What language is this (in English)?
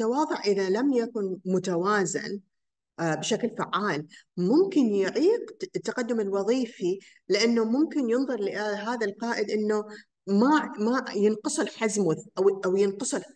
Arabic